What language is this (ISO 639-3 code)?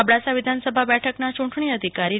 guj